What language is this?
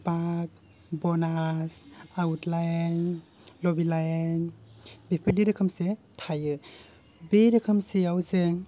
Bodo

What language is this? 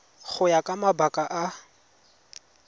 Tswana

